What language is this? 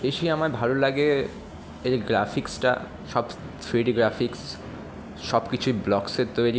Bangla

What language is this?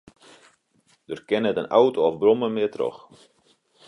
Western Frisian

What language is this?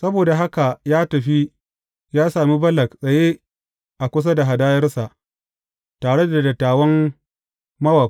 Hausa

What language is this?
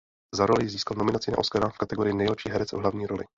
Czech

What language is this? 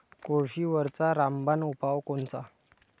Marathi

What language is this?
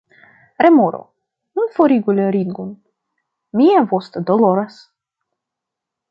Esperanto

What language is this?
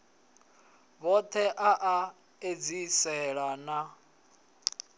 Venda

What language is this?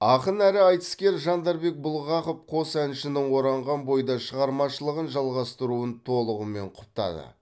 Kazakh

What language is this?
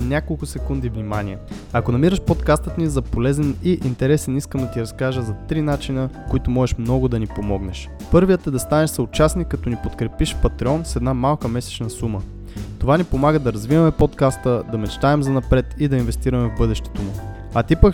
Bulgarian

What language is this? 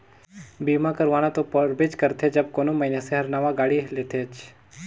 Chhattisgarhi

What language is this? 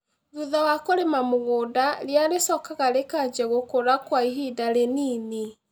Kikuyu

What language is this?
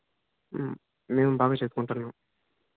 Telugu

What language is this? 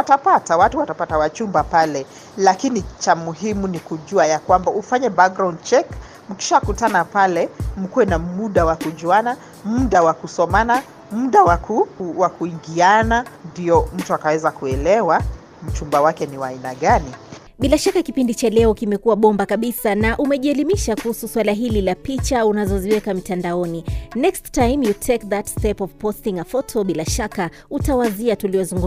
Swahili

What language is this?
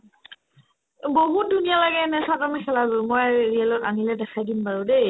Assamese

